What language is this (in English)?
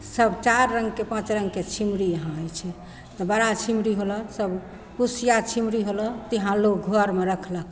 Maithili